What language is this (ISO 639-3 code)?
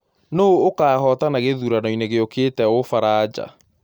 kik